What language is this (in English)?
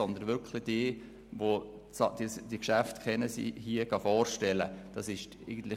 Swiss German